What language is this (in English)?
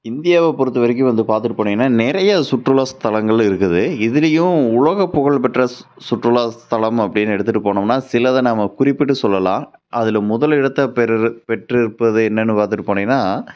Tamil